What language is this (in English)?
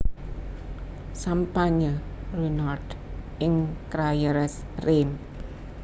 Javanese